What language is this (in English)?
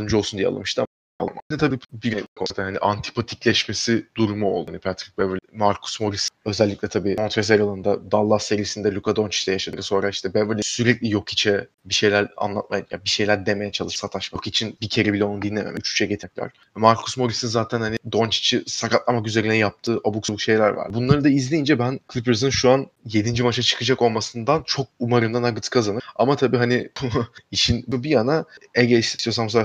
Turkish